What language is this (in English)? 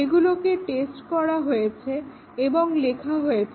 Bangla